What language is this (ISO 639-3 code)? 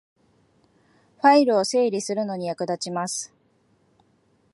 jpn